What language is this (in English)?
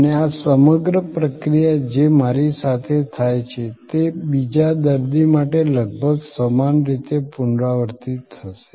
Gujarati